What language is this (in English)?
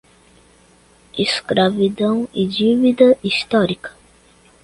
Portuguese